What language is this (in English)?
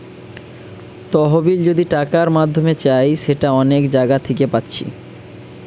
Bangla